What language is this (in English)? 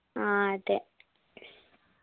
Malayalam